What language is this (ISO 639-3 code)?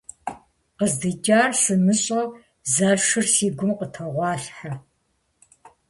kbd